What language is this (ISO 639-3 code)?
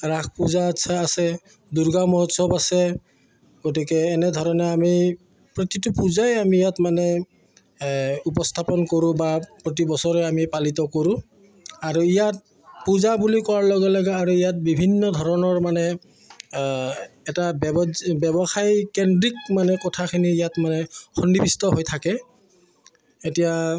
asm